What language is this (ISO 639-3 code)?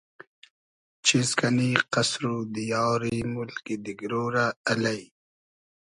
haz